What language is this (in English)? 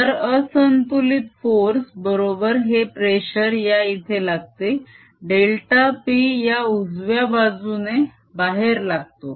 Marathi